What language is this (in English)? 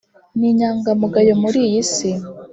Kinyarwanda